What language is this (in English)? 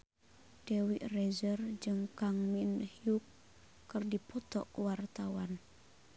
Sundanese